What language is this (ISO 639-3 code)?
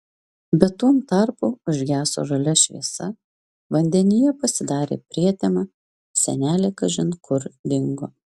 lit